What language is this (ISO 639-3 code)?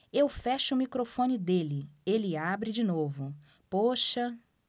por